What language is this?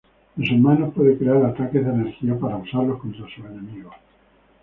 Spanish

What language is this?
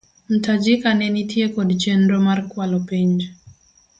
Luo (Kenya and Tanzania)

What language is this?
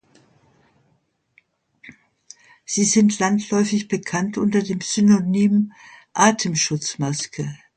German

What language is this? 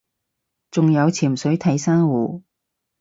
Cantonese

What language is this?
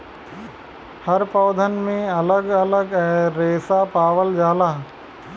Bhojpuri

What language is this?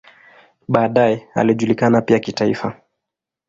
Swahili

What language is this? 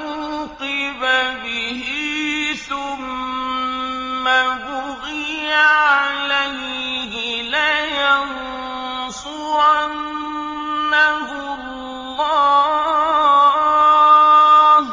Arabic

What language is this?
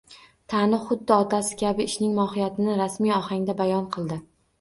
Uzbek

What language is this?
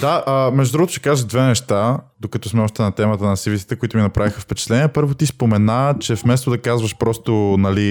Bulgarian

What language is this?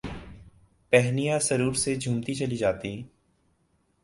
Urdu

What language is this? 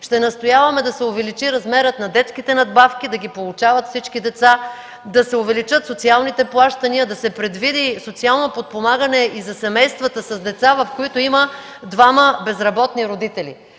Bulgarian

